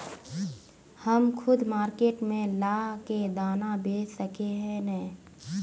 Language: Magahi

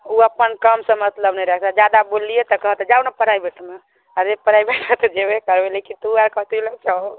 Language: Maithili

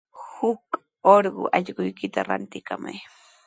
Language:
Sihuas Ancash Quechua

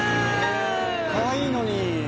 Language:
Japanese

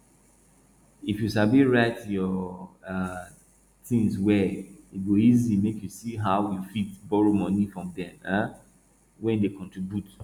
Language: Nigerian Pidgin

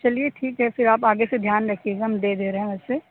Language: Urdu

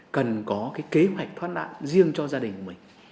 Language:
Vietnamese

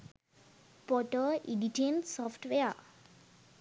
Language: Sinhala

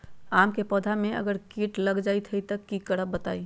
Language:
Magahi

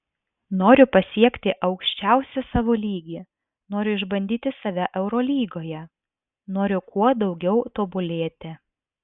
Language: Lithuanian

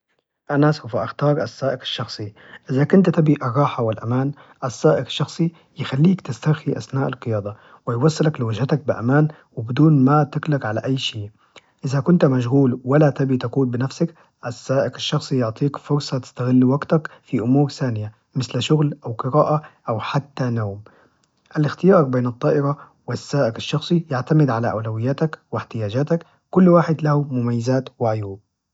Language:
Najdi Arabic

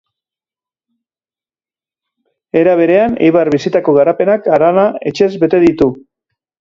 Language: Basque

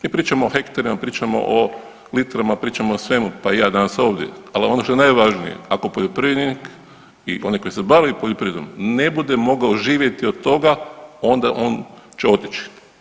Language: Croatian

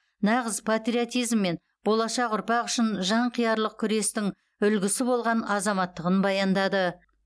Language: Kazakh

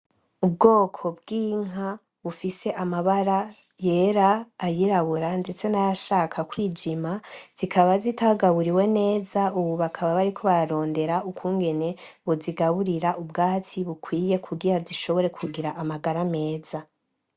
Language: Rundi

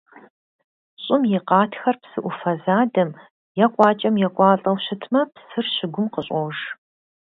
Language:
Kabardian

